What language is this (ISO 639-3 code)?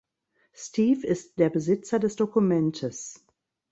deu